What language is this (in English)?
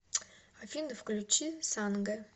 Russian